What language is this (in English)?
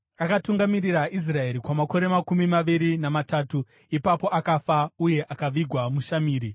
Shona